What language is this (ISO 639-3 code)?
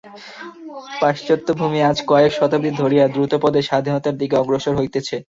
ben